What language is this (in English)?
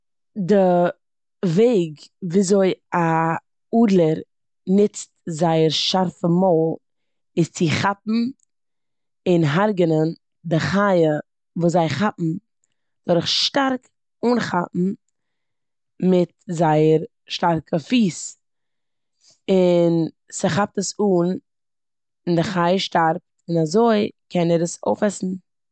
Yiddish